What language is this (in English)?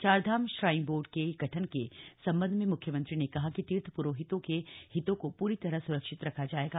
Hindi